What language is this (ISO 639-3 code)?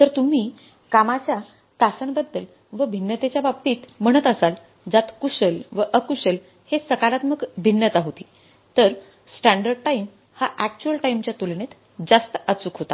mar